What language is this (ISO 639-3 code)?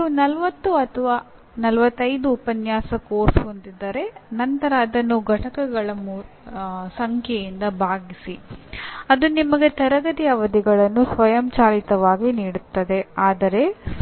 kan